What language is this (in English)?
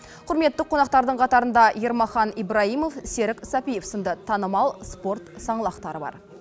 Kazakh